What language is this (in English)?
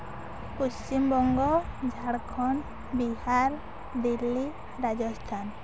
Santali